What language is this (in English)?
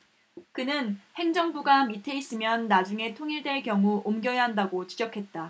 Korean